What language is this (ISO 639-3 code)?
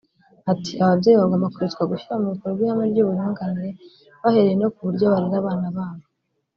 kin